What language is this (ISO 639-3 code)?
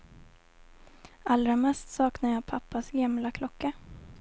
swe